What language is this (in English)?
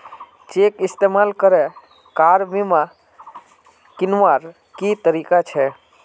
Magahi